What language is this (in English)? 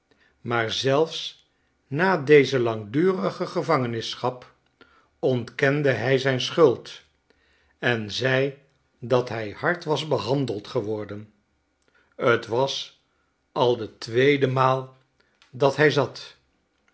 Dutch